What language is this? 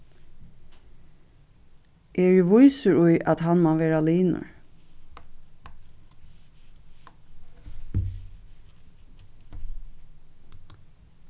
Faroese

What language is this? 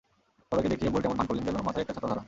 Bangla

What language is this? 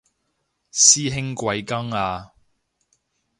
Cantonese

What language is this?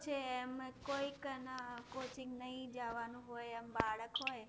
Gujarati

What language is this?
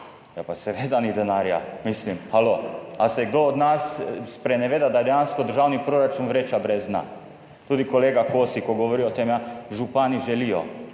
Slovenian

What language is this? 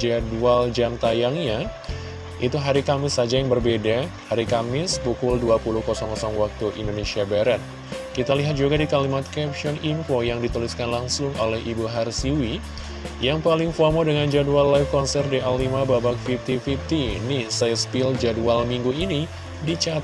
Indonesian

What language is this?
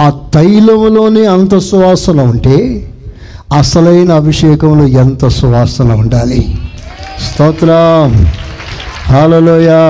Telugu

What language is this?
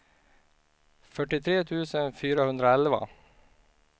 Swedish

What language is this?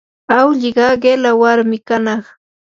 Yanahuanca Pasco Quechua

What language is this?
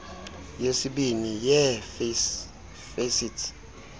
Xhosa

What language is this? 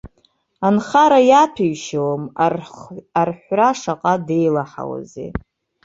Abkhazian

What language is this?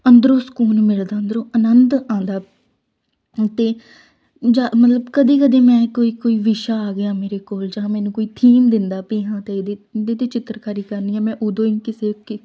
Punjabi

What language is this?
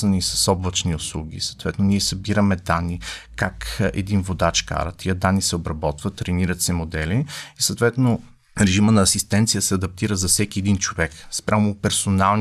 Bulgarian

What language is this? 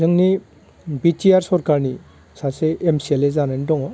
Bodo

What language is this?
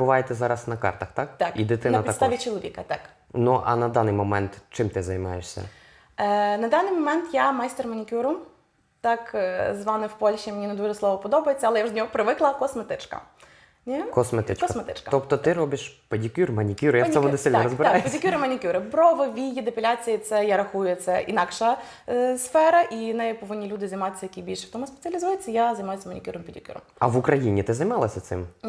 Ukrainian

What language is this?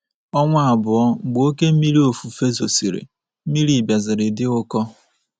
Igbo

